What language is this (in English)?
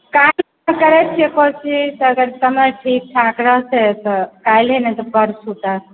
Maithili